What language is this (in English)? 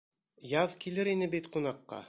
Bashkir